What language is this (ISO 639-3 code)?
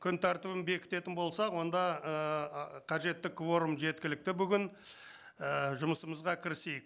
kaz